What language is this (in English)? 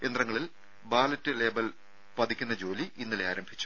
Malayalam